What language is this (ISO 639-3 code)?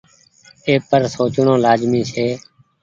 gig